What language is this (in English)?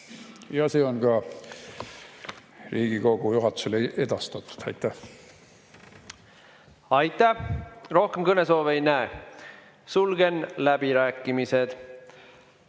Estonian